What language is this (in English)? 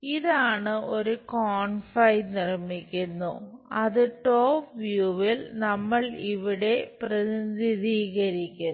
Malayalam